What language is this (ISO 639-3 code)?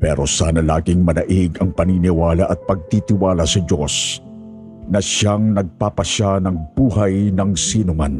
fil